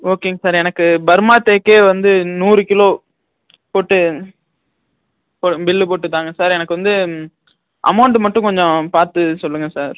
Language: Tamil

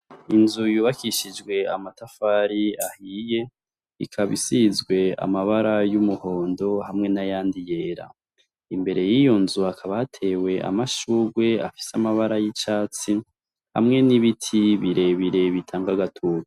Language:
Rundi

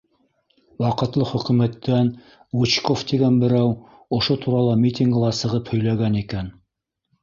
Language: Bashkir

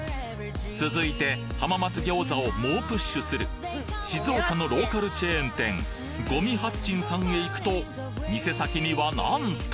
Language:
Japanese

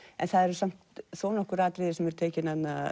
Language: Icelandic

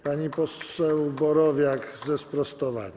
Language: Polish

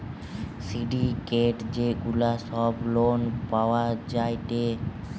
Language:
Bangla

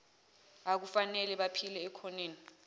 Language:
Zulu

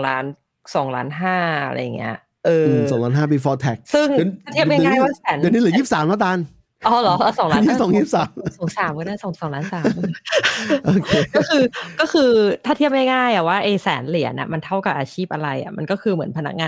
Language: Thai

